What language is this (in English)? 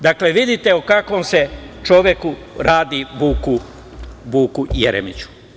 Serbian